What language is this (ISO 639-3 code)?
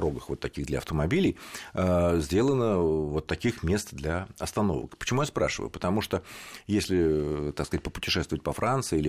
rus